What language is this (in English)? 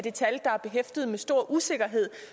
Danish